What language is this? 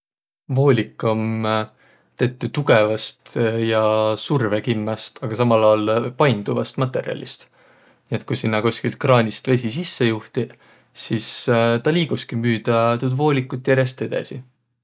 Võro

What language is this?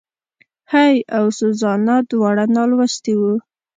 Pashto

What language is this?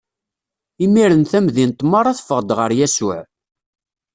Kabyle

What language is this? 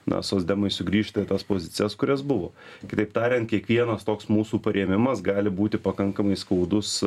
Lithuanian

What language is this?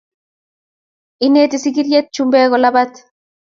Kalenjin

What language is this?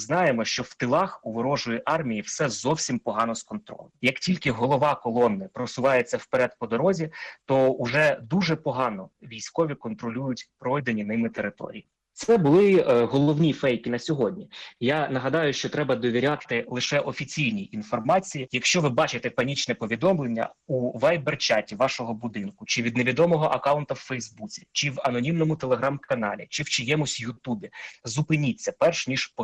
Ukrainian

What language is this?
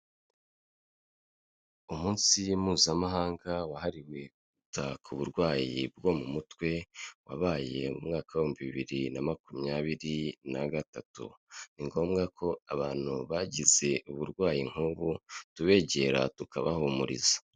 Kinyarwanda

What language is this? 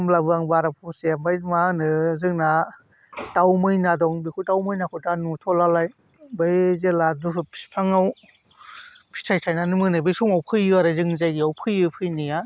Bodo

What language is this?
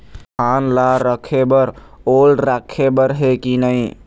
Chhattisgarhi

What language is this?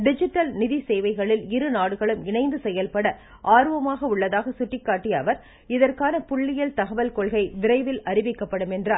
Tamil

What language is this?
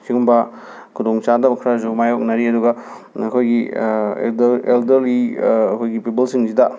Manipuri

